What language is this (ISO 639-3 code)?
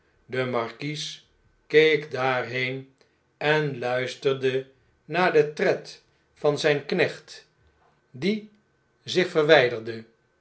nld